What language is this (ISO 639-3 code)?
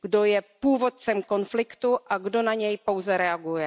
ces